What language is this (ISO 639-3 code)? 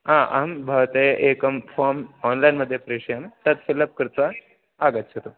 san